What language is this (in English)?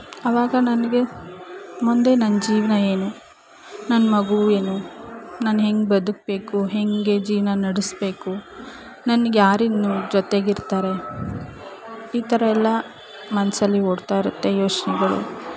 Kannada